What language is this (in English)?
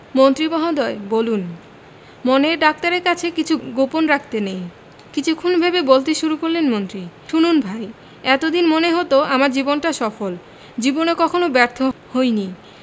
Bangla